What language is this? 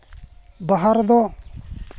Santali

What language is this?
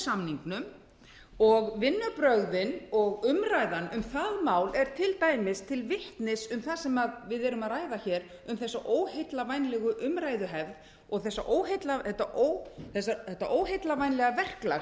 Icelandic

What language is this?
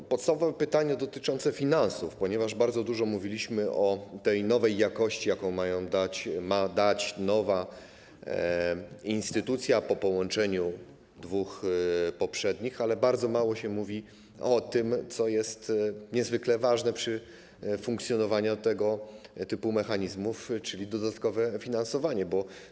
Polish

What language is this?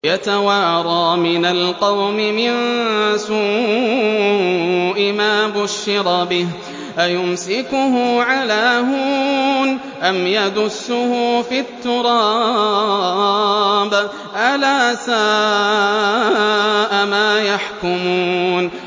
Arabic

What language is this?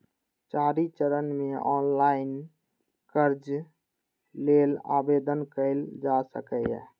Maithili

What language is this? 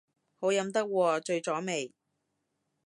Cantonese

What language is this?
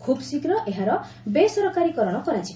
Odia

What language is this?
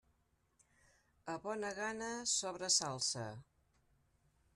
Catalan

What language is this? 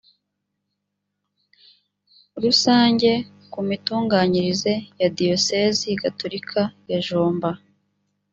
Kinyarwanda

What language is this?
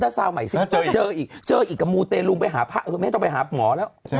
Thai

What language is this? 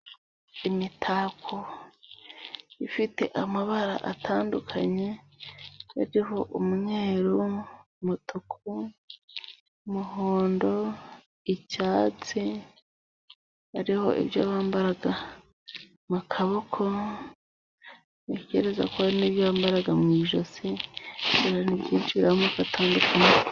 Kinyarwanda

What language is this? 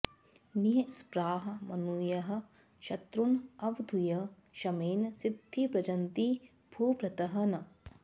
Sanskrit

